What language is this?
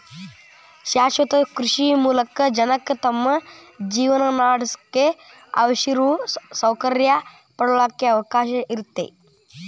Kannada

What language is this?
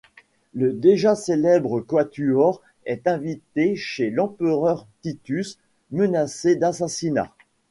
French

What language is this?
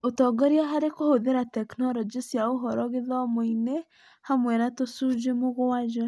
Kikuyu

